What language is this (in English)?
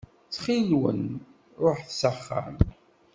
Kabyle